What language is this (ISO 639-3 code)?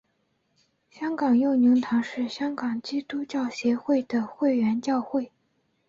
zho